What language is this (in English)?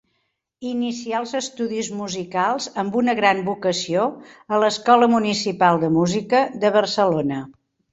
Catalan